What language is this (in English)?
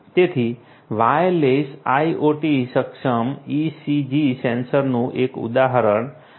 Gujarati